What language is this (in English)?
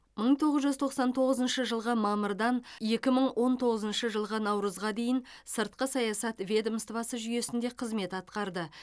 Kazakh